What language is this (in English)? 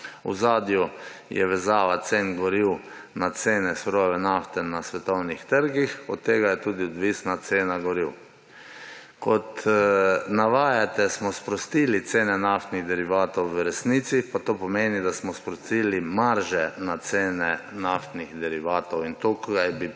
Slovenian